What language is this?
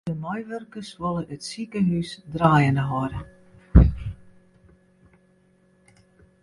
Western Frisian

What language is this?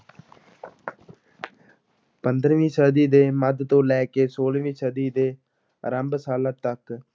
Punjabi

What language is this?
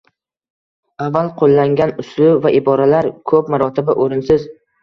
Uzbek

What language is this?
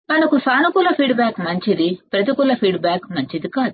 Telugu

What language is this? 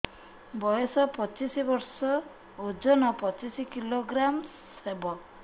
Odia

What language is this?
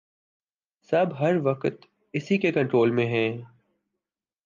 Urdu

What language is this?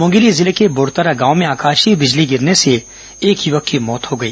Hindi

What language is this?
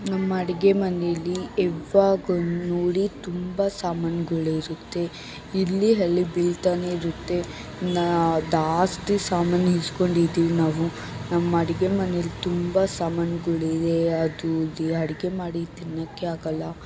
Kannada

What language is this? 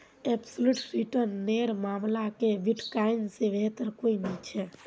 Magahi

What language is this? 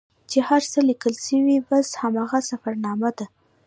Pashto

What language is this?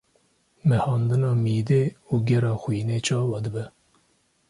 Kurdish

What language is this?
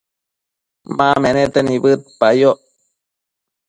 Matsés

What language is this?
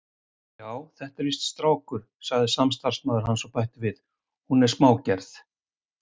Icelandic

